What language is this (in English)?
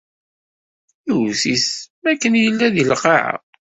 Kabyle